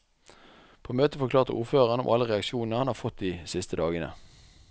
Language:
Norwegian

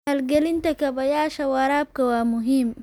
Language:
Somali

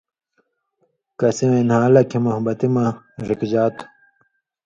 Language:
Indus Kohistani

